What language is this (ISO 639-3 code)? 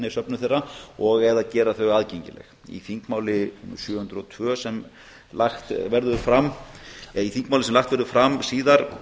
isl